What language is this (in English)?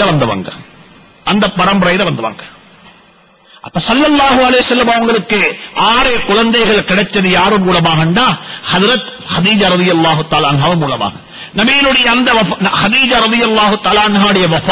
Arabic